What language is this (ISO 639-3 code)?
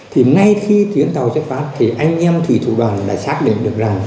vie